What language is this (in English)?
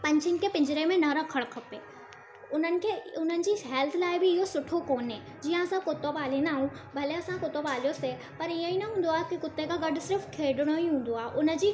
Sindhi